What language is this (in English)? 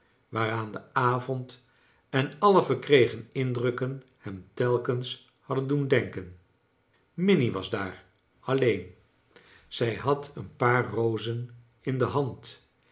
Dutch